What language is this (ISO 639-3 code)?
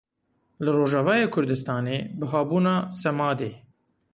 kur